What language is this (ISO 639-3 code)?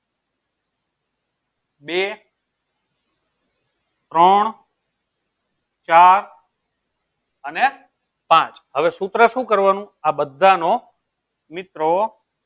guj